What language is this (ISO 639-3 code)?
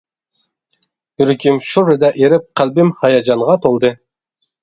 uig